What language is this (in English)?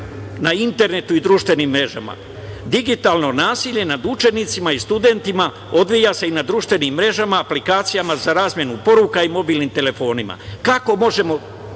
Serbian